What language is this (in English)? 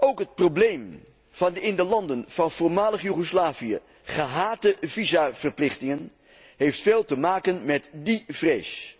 Dutch